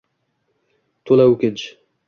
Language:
Uzbek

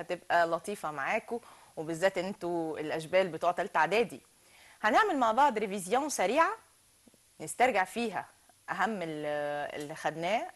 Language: Arabic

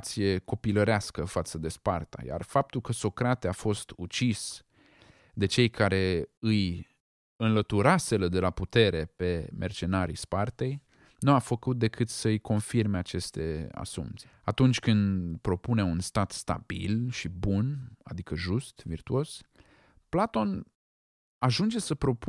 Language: Romanian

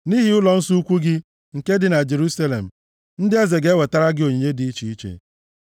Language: Igbo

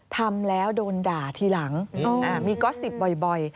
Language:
Thai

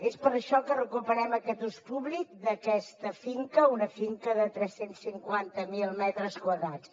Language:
Catalan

